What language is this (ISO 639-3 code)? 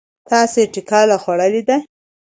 pus